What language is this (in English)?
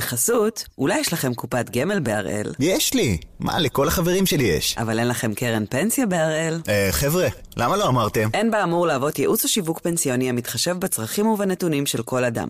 Hebrew